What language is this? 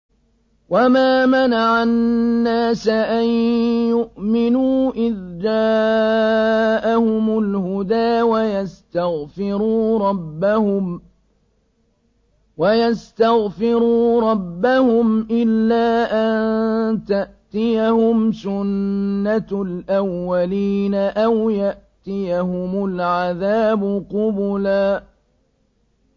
Arabic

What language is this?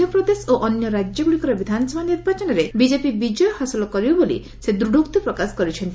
Odia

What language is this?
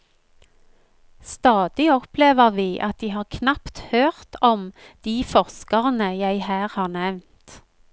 Norwegian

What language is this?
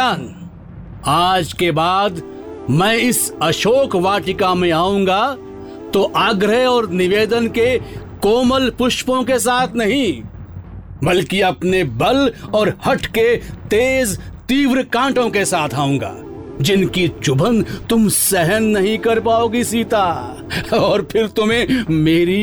Hindi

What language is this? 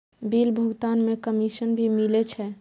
Maithili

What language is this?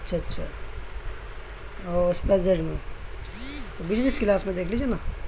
Urdu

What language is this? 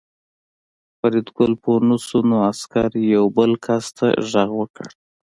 Pashto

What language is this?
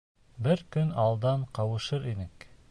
Bashkir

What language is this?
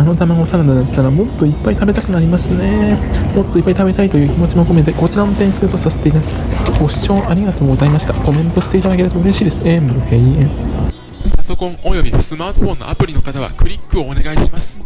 Japanese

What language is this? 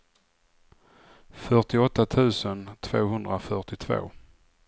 Swedish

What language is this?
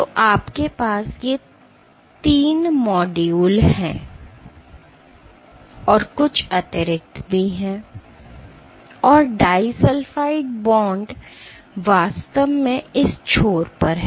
Hindi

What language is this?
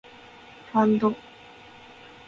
Japanese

